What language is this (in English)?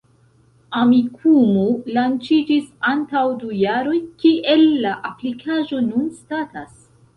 Esperanto